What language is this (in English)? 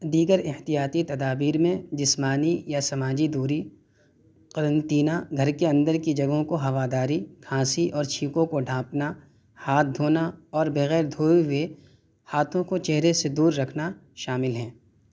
Urdu